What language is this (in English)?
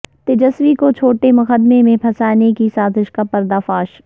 Urdu